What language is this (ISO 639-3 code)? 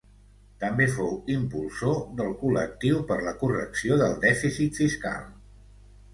cat